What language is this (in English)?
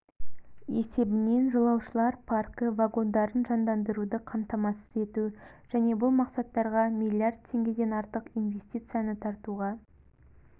Kazakh